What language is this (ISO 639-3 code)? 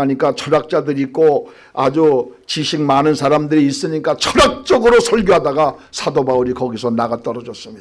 kor